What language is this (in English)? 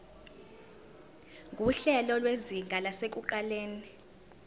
Zulu